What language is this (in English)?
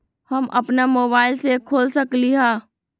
Magahi